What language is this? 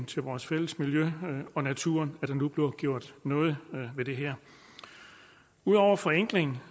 Danish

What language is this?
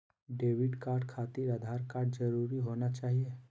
Magahi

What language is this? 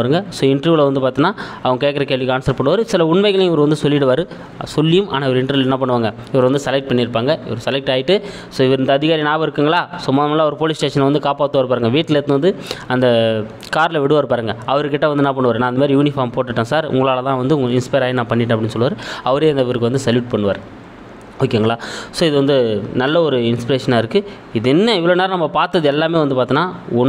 Tamil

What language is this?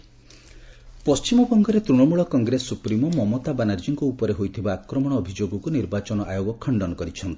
Odia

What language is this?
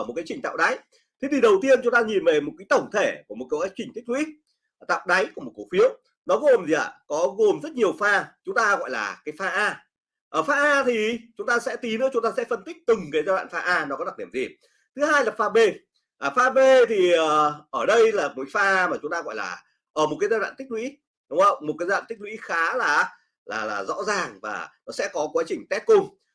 Vietnamese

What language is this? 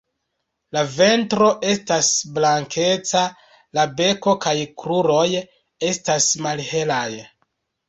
Esperanto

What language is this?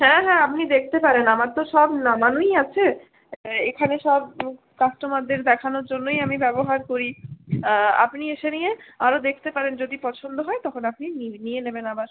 Bangla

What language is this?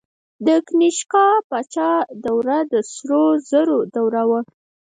Pashto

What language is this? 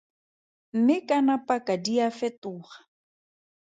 Tswana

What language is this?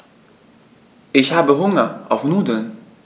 German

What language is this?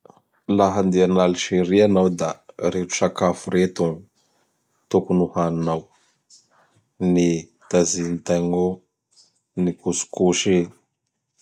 Bara Malagasy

